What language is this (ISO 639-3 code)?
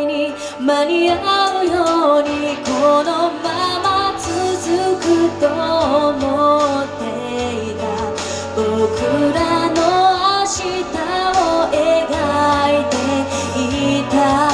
jpn